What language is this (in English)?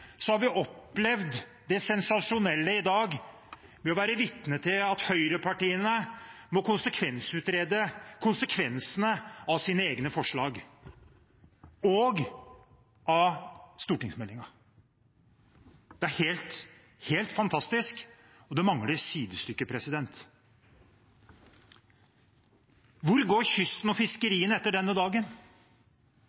Norwegian Bokmål